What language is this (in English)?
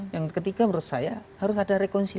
Indonesian